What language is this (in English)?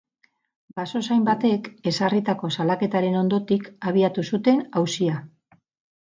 Basque